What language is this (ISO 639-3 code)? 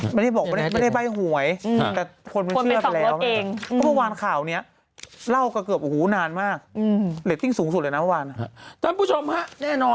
tha